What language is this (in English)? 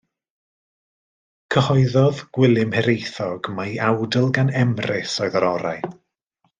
Welsh